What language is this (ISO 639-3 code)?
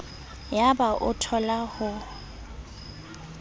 sot